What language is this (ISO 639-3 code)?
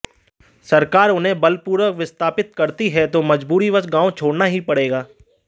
hin